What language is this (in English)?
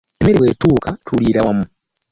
Ganda